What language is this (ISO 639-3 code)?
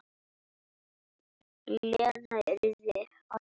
isl